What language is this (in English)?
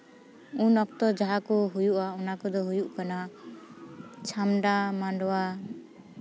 Santali